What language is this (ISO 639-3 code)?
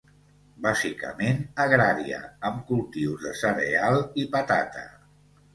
cat